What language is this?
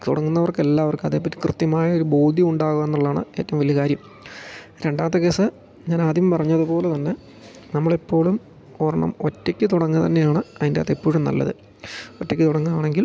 Malayalam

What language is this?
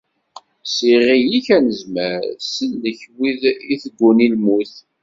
Kabyle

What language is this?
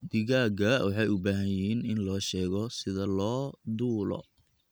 Somali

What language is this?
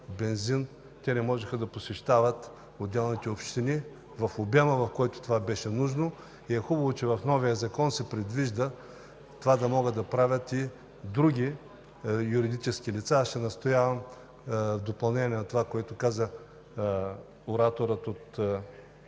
Bulgarian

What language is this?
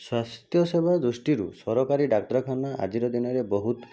Odia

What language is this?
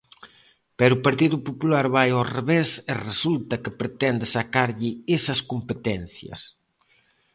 Galician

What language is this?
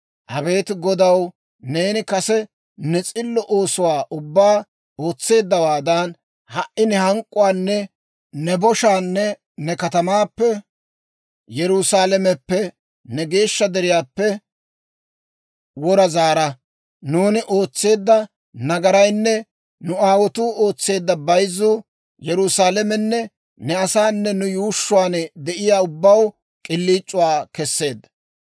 Dawro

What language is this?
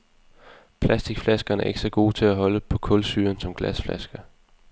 Danish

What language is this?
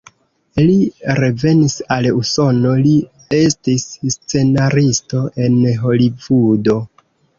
Esperanto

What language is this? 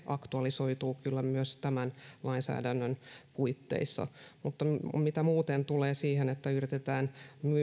Finnish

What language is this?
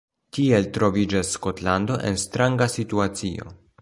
Esperanto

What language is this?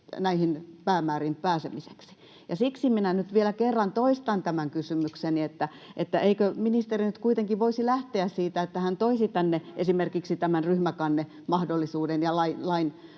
Finnish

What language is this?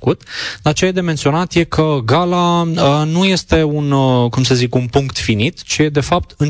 Romanian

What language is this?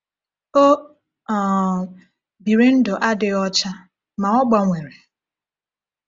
Igbo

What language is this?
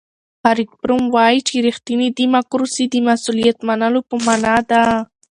Pashto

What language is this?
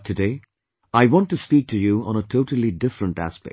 English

